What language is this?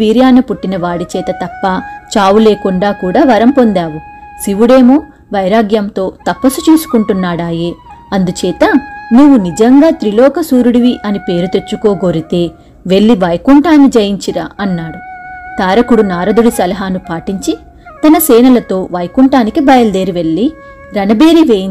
Telugu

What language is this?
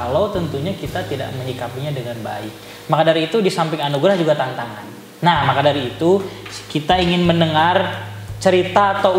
Indonesian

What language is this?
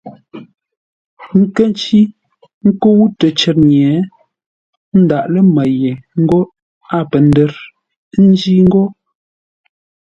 Ngombale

